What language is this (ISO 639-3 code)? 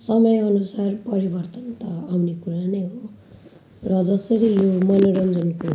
nep